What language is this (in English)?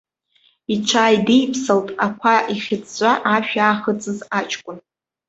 Abkhazian